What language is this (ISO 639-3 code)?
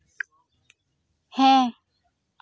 sat